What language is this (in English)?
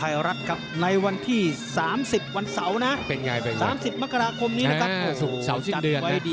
Thai